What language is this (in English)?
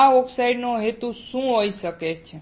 Gujarati